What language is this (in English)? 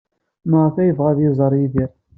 Kabyle